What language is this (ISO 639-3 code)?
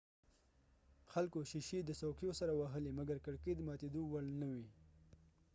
pus